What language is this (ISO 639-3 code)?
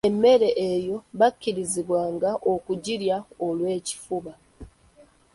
lug